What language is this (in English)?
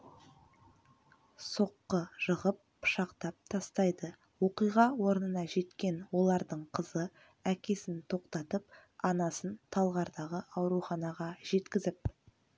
Kazakh